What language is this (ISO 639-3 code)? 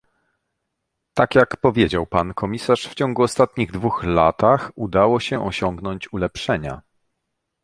pol